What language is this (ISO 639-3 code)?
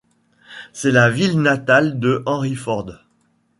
fra